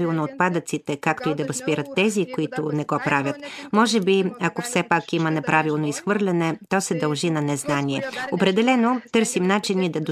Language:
Bulgarian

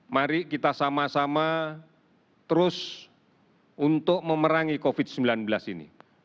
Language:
Indonesian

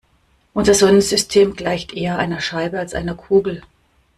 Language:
German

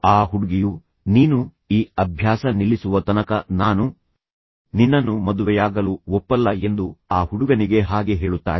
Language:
Kannada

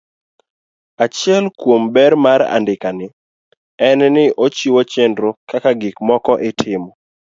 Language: Luo (Kenya and Tanzania)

